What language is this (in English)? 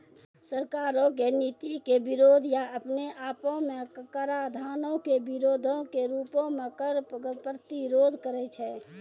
Maithili